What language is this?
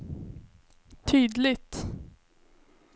Swedish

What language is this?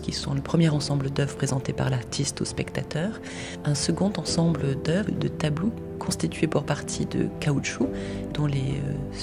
French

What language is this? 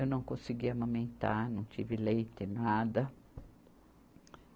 Portuguese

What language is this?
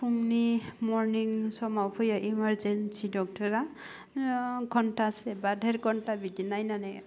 Bodo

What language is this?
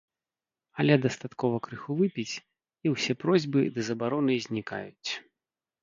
Belarusian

